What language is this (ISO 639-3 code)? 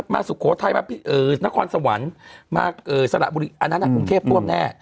tha